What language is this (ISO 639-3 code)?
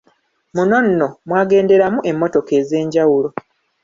lug